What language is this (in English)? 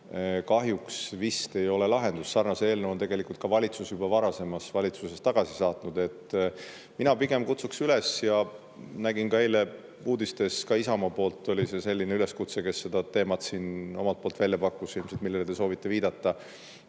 Estonian